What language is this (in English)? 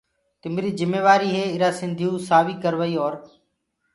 Gurgula